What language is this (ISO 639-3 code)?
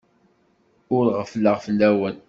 kab